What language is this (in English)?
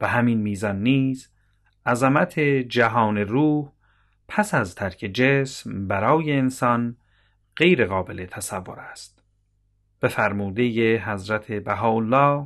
Persian